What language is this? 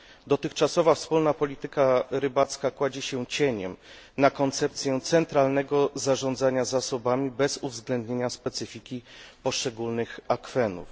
Polish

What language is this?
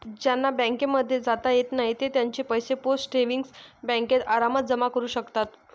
Marathi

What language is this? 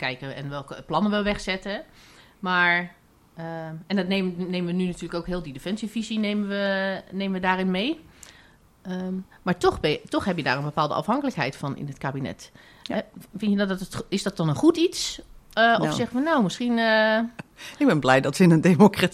Dutch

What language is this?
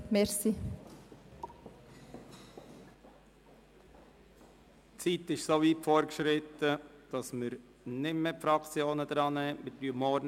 Swiss German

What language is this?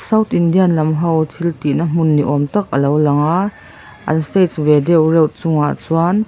Mizo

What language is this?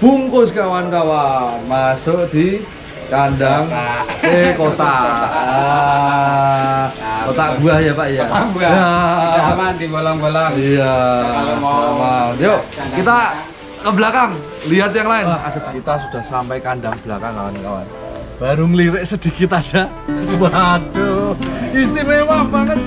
Indonesian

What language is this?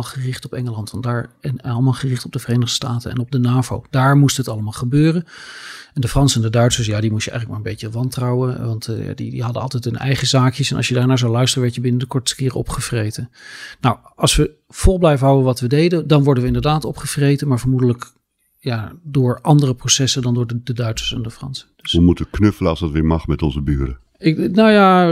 Dutch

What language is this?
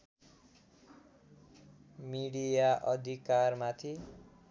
Nepali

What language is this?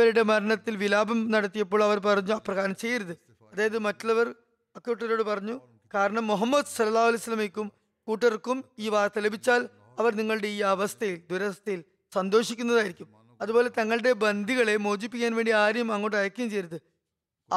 Malayalam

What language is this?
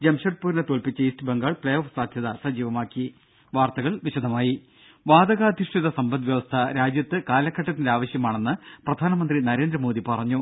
Malayalam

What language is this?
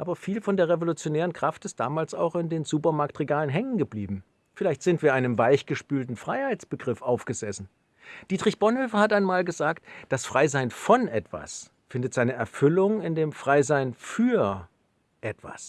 German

